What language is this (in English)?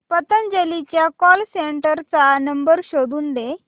Marathi